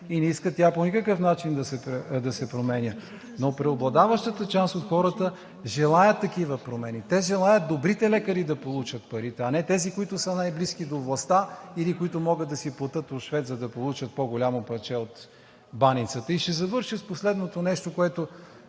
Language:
Bulgarian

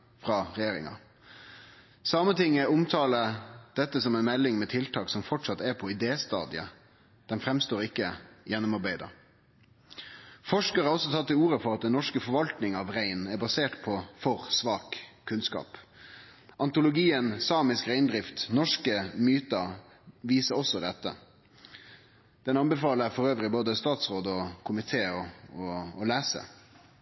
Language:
Norwegian Nynorsk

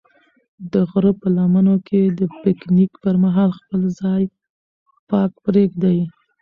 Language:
Pashto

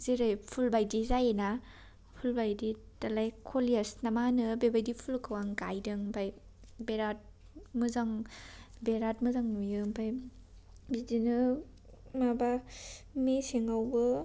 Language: Bodo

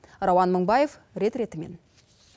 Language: Kazakh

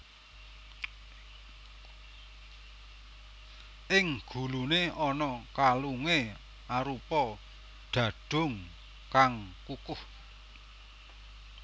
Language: Javanese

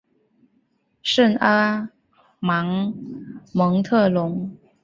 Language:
Chinese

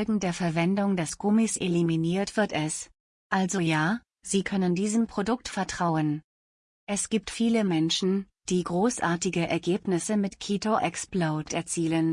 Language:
German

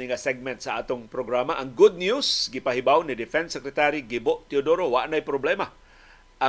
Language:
Filipino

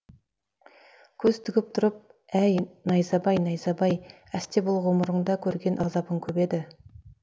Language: Kazakh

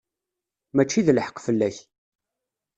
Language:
Kabyle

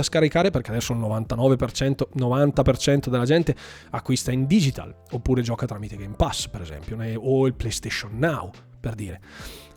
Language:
Italian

